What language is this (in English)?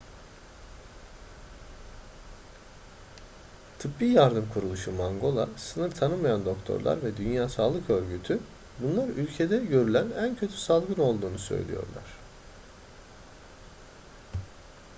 Turkish